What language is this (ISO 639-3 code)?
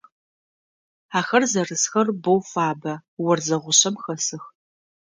ady